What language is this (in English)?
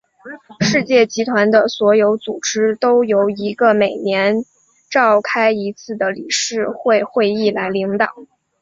Chinese